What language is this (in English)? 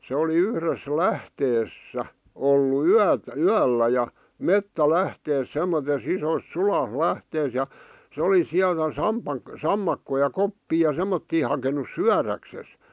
Finnish